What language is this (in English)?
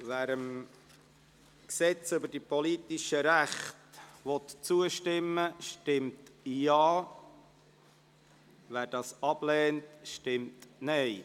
Swiss German